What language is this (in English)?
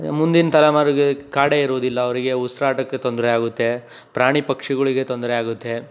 Kannada